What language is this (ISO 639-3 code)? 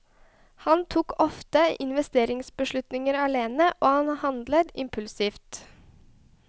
nor